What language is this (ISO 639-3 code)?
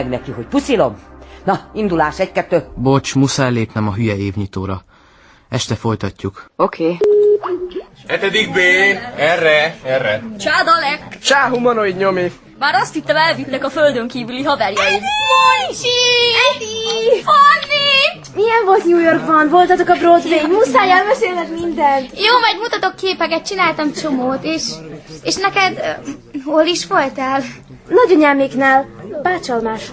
hun